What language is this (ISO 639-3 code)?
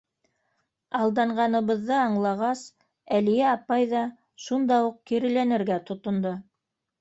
bak